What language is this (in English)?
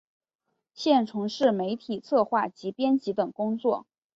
Chinese